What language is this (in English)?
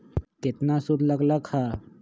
Magahi